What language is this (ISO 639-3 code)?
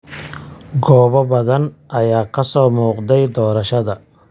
som